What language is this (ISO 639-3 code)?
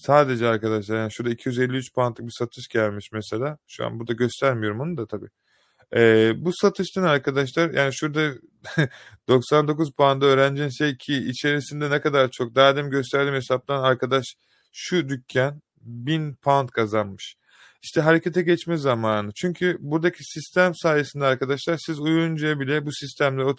tur